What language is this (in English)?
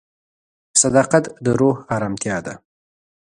Pashto